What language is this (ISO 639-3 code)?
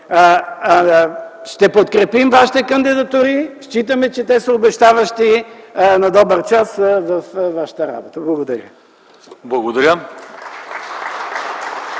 bul